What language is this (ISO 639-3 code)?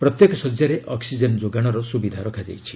ori